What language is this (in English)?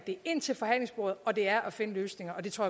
Danish